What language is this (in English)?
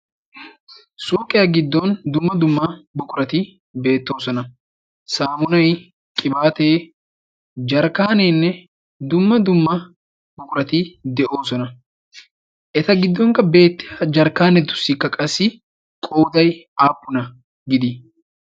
Wolaytta